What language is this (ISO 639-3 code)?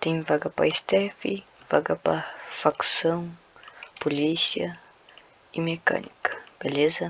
por